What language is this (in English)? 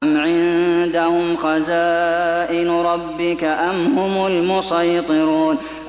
Arabic